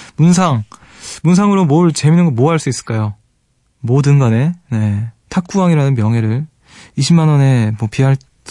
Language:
Korean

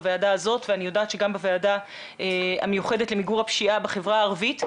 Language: Hebrew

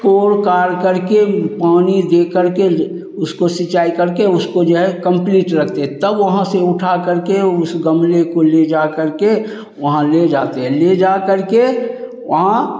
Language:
Hindi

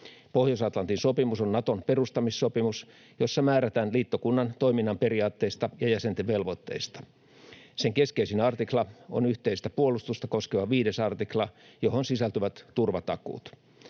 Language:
Finnish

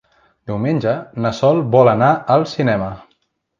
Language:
Catalan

